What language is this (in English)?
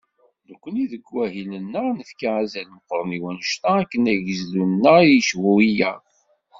Kabyle